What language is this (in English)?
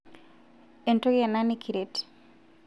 Masai